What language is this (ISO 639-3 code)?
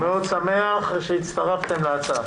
heb